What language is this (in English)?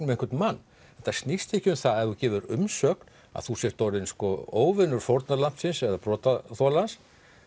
Icelandic